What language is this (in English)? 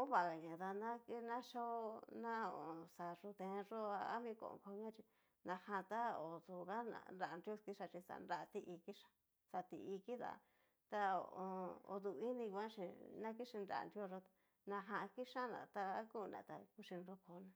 Cacaloxtepec Mixtec